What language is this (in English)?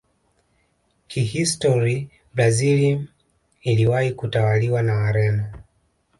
Swahili